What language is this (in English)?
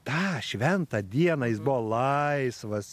Lithuanian